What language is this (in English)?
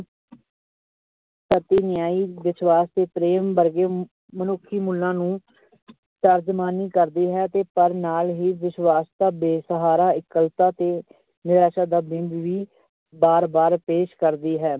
Punjabi